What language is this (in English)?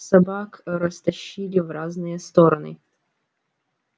Russian